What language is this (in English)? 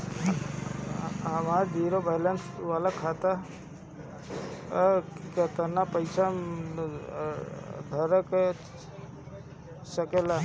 Bhojpuri